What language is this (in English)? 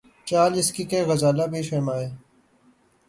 Urdu